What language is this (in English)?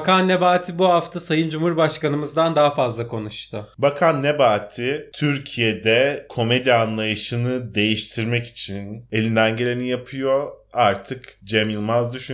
Turkish